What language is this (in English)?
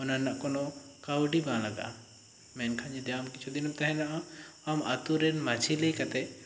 Santali